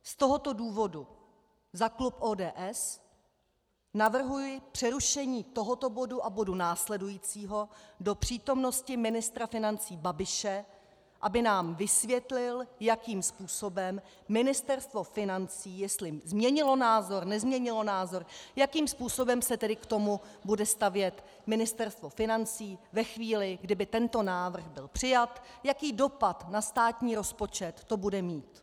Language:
Czech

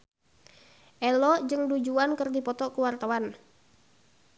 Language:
Sundanese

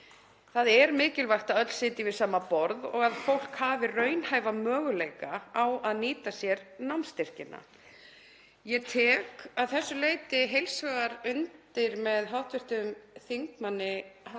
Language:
Icelandic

